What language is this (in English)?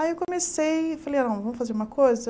Portuguese